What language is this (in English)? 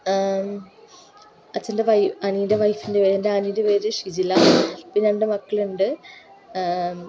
Malayalam